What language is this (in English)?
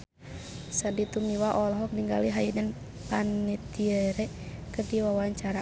Sundanese